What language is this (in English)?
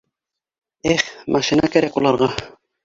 Bashkir